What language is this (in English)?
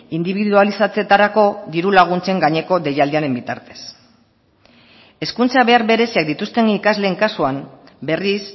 Basque